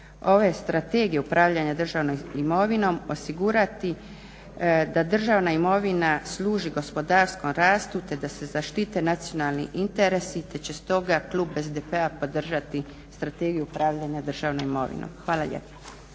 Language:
Croatian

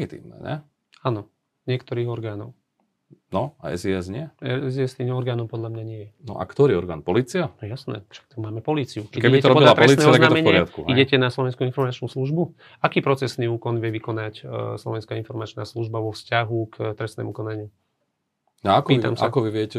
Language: Slovak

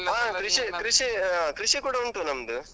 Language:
Kannada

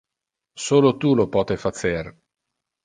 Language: Interlingua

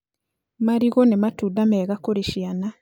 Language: Kikuyu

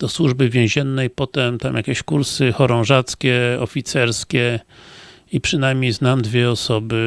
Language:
Polish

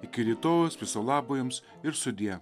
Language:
Lithuanian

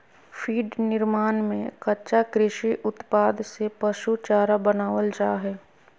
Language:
Magahi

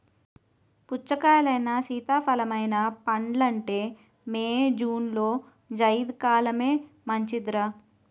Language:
Telugu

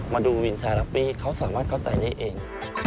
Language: Thai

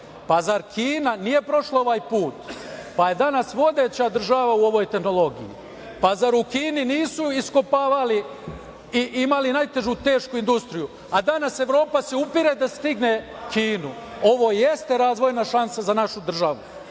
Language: Serbian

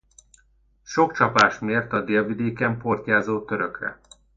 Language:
Hungarian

